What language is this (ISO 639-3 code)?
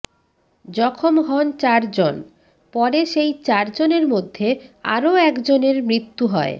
ben